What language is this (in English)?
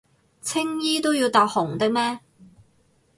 Cantonese